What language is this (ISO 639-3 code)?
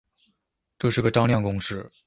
zho